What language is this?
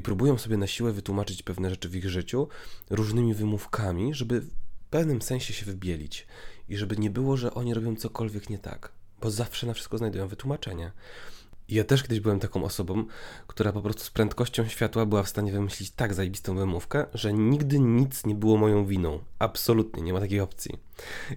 Polish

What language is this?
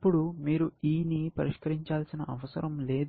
Telugu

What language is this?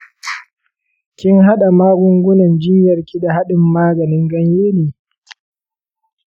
Hausa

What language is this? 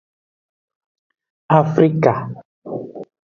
Aja (Benin)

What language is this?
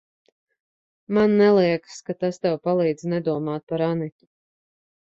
Latvian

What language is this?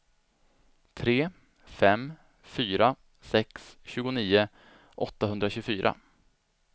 Swedish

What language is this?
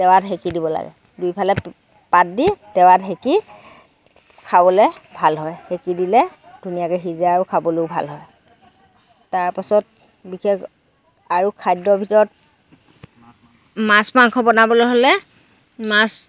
Assamese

